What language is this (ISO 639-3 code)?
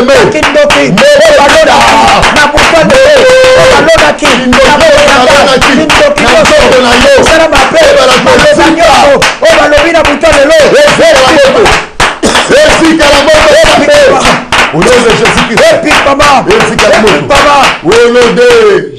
fra